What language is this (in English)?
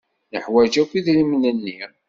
Kabyle